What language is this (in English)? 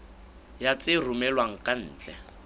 Southern Sotho